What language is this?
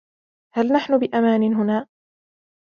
Arabic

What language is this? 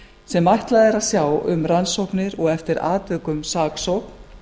Icelandic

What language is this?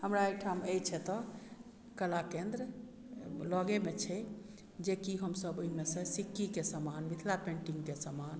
Maithili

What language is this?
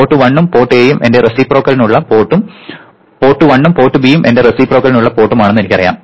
Malayalam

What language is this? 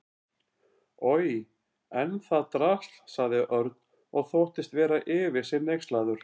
Icelandic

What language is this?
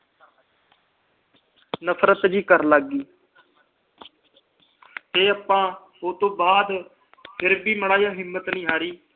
Punjabi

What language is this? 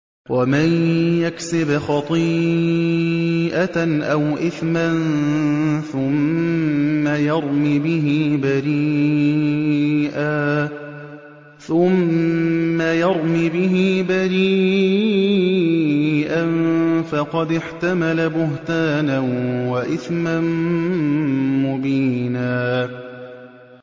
Arabic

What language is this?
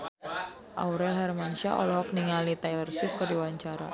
Sundanese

